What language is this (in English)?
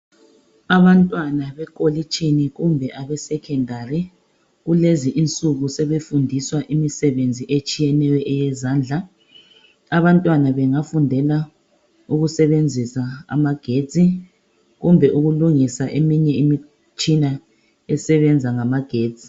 North Ndebele